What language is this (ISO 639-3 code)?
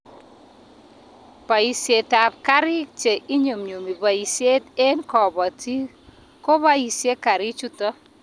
kln